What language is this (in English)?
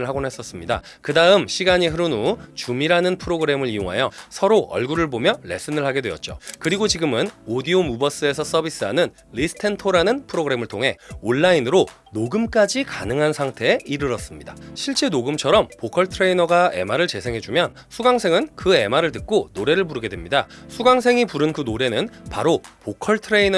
Korean